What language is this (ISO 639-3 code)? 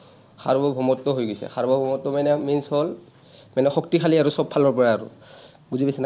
asm